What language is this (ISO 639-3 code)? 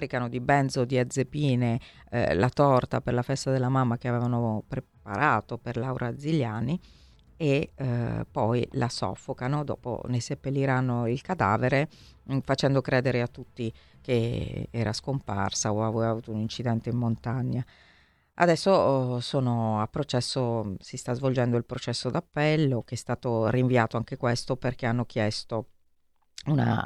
ita